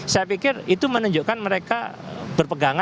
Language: Indonesian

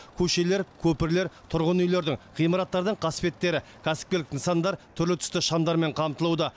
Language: Kazakh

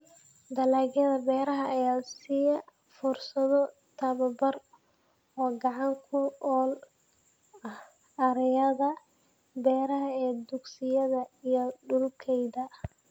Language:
Somali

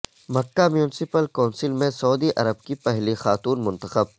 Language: Urdu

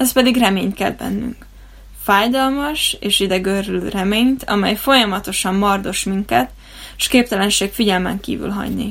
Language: Hungarian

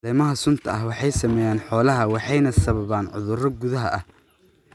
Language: Somali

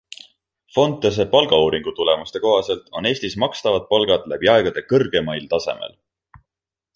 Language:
Estonian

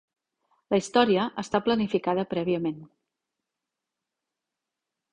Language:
Catalan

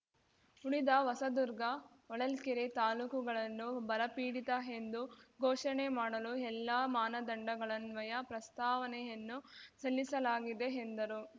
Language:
Kannada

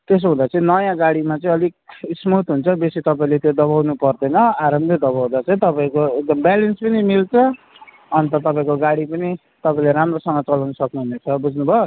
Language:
Nepali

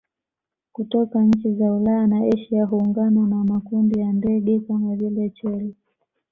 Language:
Swahili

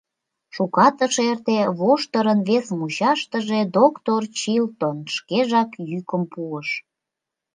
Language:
Mari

